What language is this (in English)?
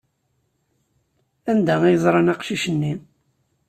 Kabyle